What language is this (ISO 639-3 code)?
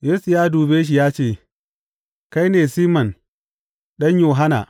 hau